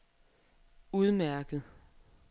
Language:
Danish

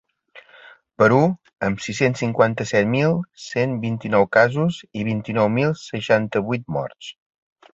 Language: Catalan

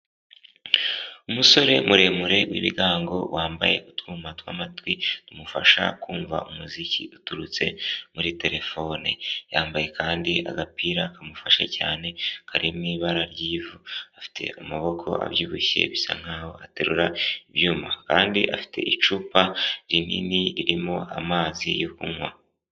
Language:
Kinyarwanda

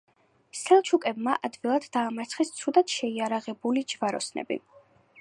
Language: Georgian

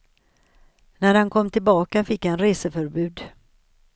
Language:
Swedish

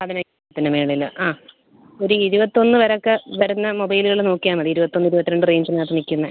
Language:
Malayalam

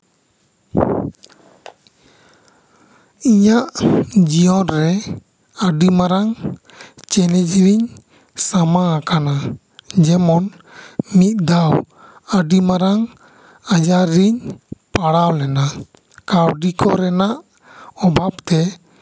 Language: Santali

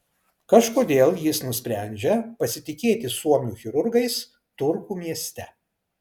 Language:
Lithuanian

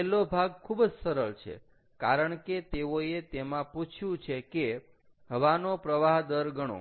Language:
Gujarati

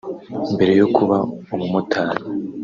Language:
Kinyarwanda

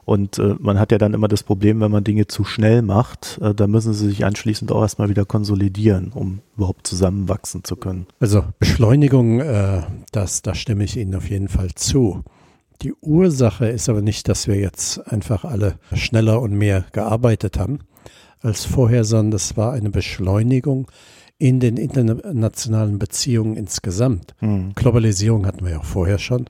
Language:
German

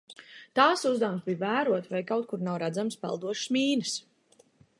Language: Latvian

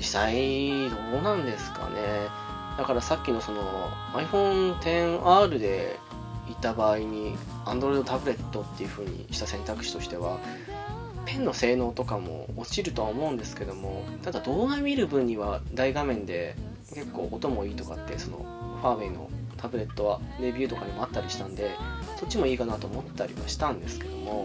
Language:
Japanese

